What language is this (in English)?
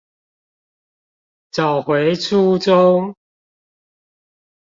Chinese